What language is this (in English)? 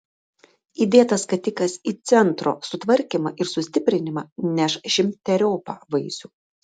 Lithuanian